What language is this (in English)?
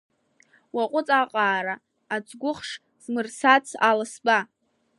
Abkhazian